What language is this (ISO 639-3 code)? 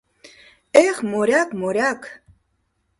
chm